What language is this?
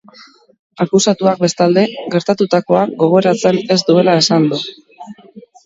Basque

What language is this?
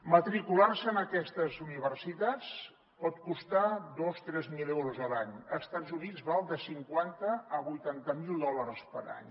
Catalan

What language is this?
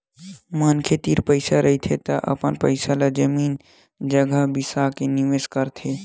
Chhattisgarhi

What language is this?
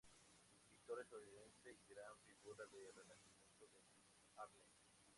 Spanish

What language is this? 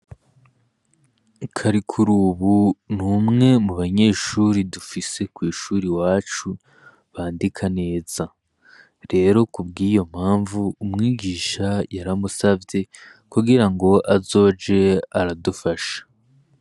Rundi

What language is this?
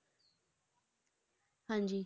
Punjabi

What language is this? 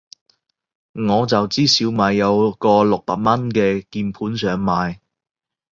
Cantonese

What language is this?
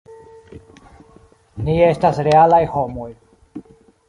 Esperanto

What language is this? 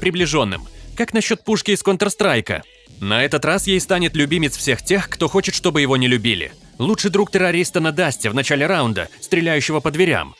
Russian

